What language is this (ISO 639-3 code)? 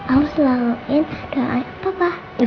ind